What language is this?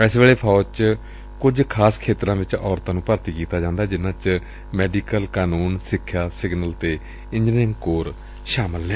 Punjabi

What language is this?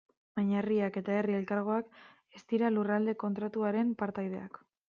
Basque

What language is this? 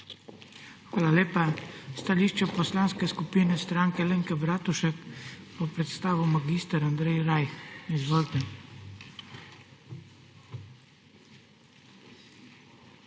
Slovenian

